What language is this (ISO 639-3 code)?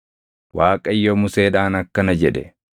orm